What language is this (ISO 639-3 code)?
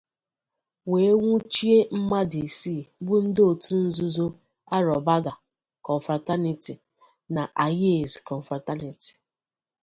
ibo